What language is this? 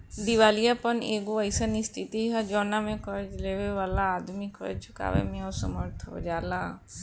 Bhojpuri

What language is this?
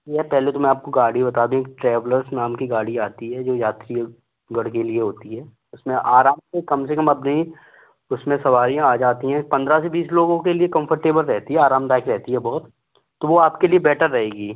Hindi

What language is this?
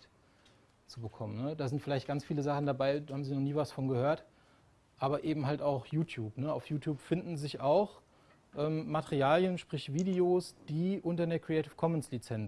German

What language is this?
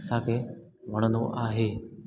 Sindhi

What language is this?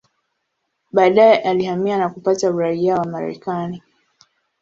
Swahili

